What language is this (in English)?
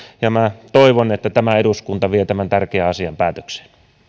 Finnish